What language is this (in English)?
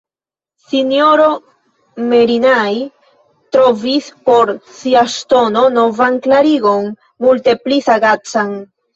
Esperanto